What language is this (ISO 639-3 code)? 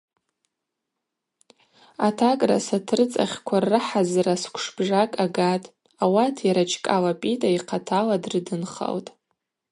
abq